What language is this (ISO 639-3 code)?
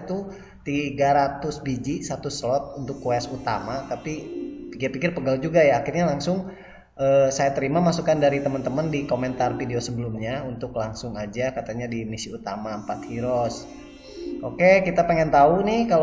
ind